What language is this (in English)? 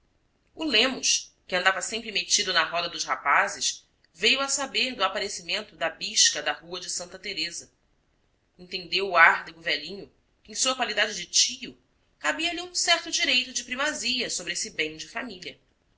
Portuguese